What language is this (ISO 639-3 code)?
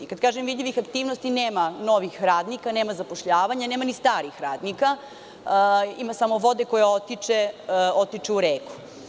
srp